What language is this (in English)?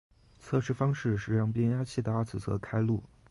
Chinese